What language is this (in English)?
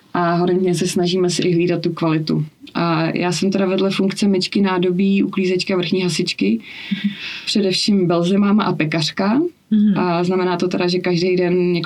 Czech